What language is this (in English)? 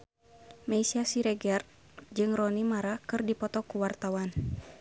Sundanese